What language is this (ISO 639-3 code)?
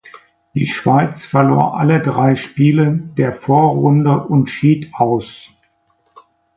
deu